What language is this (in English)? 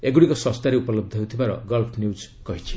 Odia